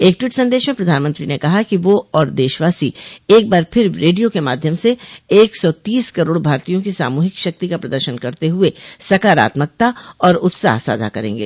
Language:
Hindi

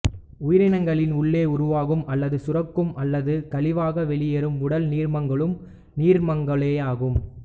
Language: Tamil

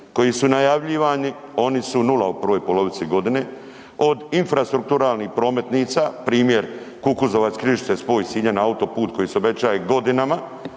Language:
Croatian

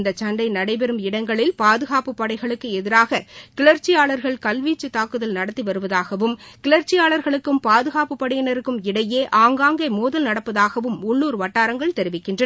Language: Tamil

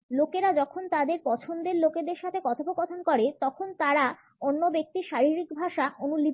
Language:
Bangla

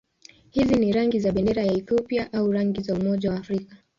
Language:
Swahili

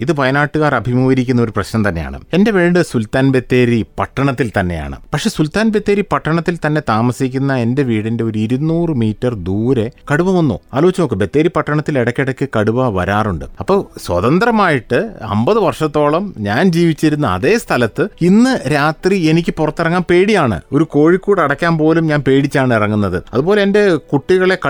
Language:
Malayalam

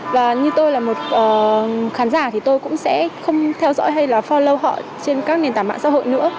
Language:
Vietnamese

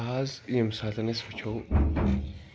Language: Kashmiri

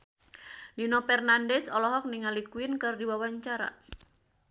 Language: Sundanese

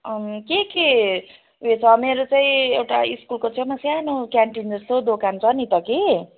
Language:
Nepali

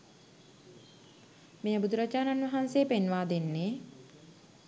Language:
Sinhala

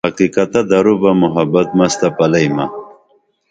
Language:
Dameli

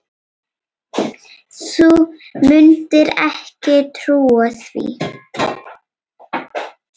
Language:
Icelandic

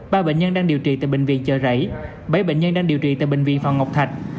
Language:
Vietnamese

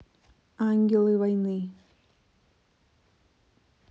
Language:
Russian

